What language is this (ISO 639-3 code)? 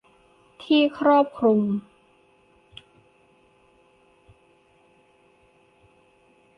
tha